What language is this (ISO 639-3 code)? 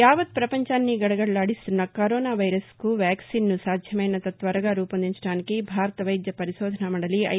tel